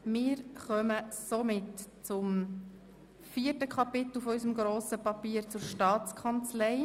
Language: Swiss German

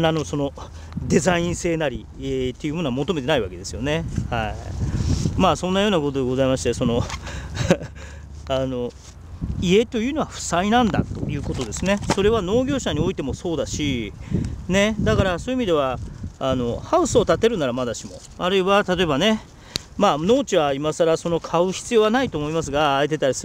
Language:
Japanese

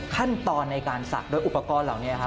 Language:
Thai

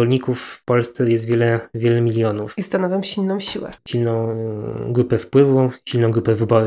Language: Polish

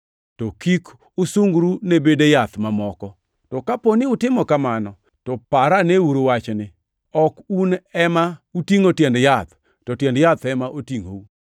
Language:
Luo (Kenya and Tanzania)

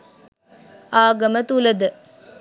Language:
Sinhala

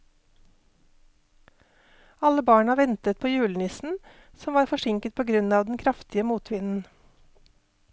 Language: Norwegian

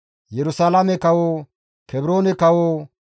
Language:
Gamo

